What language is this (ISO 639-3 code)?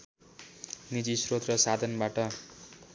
nep